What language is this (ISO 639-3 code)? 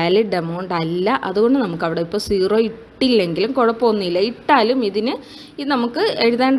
mal